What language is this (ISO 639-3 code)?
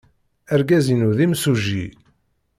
kab